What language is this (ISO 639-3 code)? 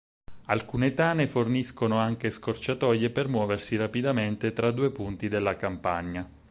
ita